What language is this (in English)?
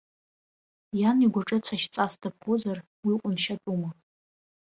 Abkhazian